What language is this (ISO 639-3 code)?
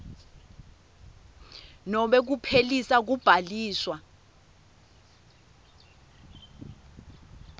ssw